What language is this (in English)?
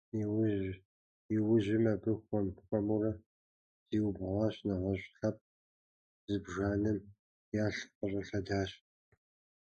Kabardian